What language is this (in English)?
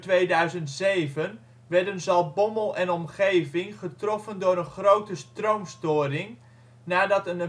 Dutch